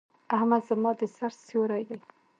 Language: Pashto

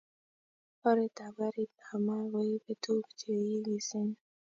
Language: Kalenjin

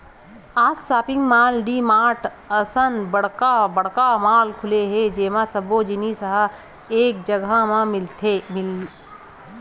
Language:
Chhattisgarhi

